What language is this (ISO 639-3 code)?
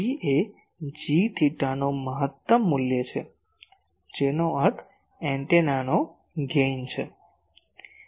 guj